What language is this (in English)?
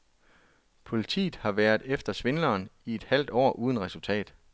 Danish